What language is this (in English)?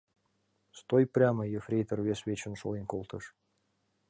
Mari